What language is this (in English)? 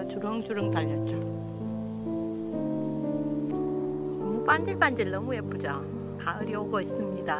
Korean